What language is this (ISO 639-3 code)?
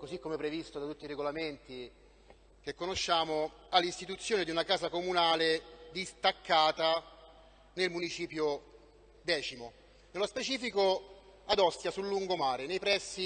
ita